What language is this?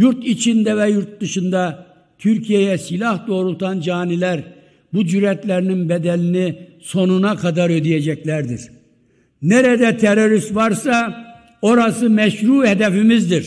Turkish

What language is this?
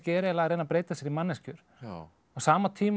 Icelandic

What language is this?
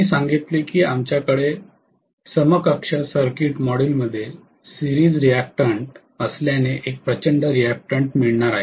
Marathi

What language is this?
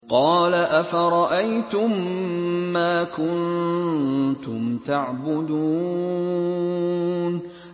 Arabic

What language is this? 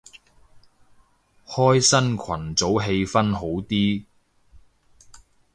Cantonese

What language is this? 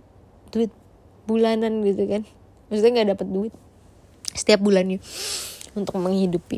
Indonesian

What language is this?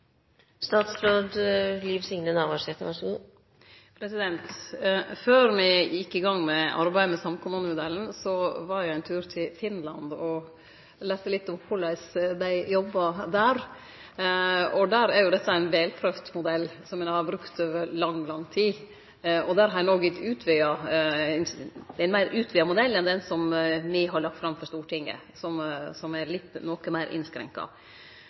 Norwegian Nynorsk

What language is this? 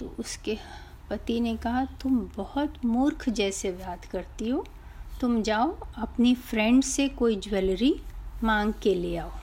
Hindi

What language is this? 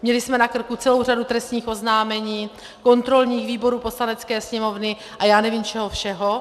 Czech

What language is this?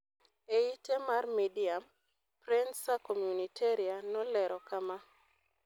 Luo (Kenya and Tanzania)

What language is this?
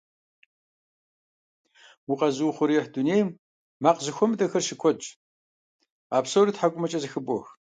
Kabardian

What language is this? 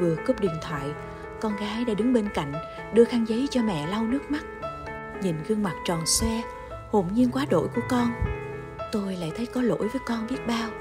Vietnamese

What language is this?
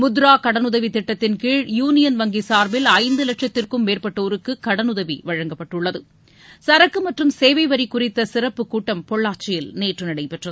Tamil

